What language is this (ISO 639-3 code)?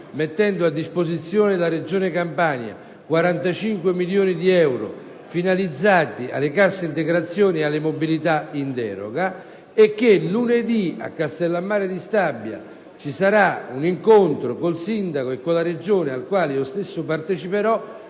ita